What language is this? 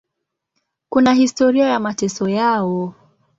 Swahili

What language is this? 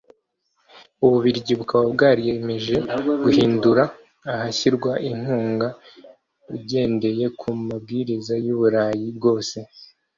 Kinyarwanda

